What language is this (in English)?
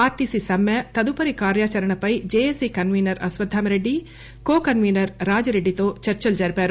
Telugu